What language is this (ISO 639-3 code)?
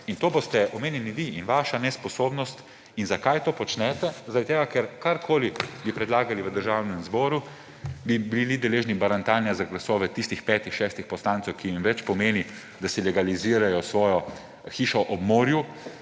slv